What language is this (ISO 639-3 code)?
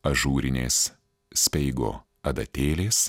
lit